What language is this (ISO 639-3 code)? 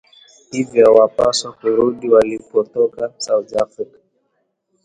swa